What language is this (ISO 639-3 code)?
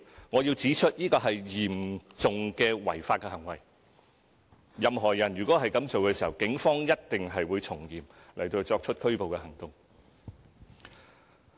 yue